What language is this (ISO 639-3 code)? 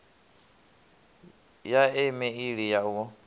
ven